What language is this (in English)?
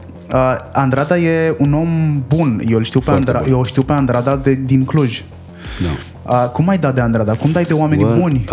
Romanian